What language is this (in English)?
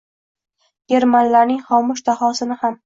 Uzbek